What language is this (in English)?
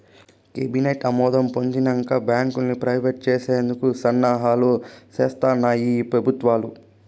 Telugu